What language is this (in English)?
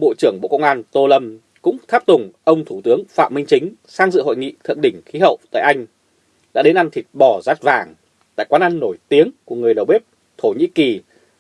Vietnamese